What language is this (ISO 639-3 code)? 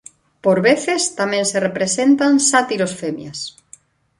glg